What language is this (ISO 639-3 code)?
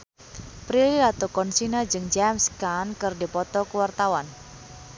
sun